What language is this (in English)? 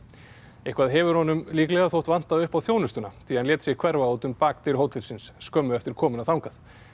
Icelandic